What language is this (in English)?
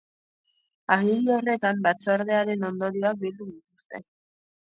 Basque